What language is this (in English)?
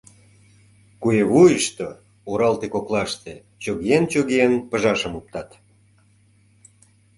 Mari